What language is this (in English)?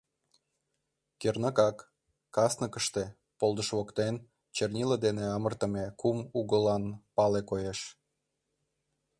Mari